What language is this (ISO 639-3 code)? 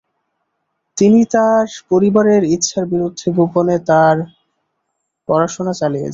ben